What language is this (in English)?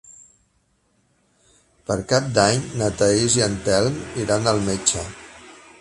Catalan